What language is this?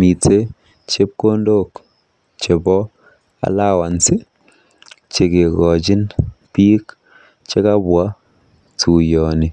Kalenjin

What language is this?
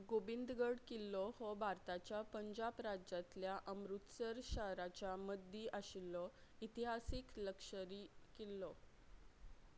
Konkani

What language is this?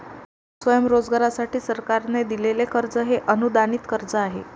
Marathi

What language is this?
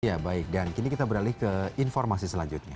Indonesian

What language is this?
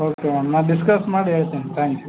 Kannada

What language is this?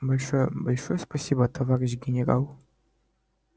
Russian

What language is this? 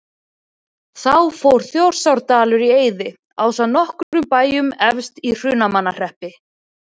Icelandic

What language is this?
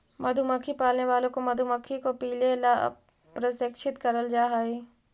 Magahi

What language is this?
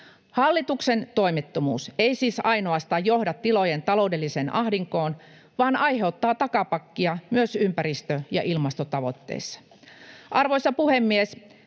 Finnish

